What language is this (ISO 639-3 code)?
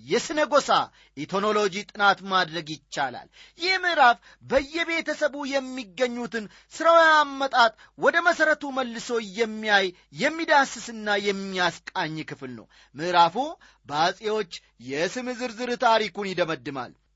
amh